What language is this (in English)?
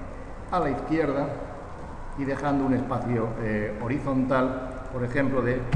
Spanish